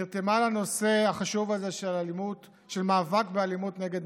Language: Hebrew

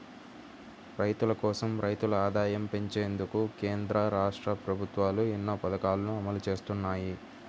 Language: Telugu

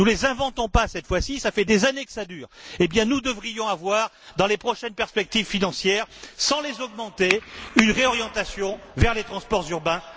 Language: French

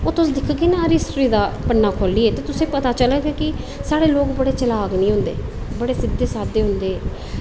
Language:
Dogri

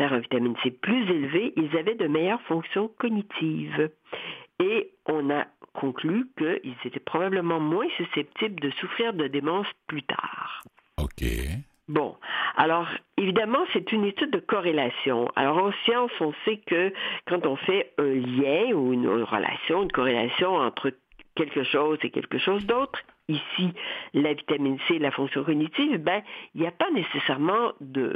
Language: French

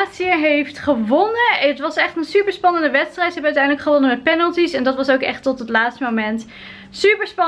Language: Dutch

